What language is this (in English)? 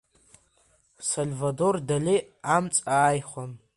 Abkhazian